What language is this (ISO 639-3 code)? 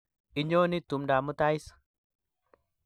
kln